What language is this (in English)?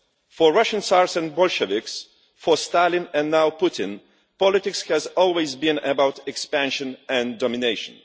English